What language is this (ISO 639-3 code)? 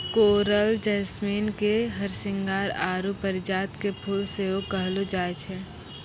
mai